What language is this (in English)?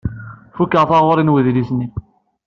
Kabyle